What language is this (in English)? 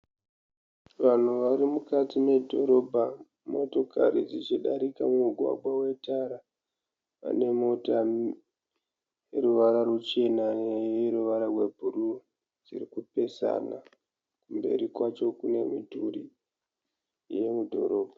Shona